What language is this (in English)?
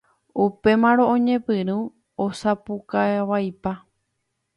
Guarani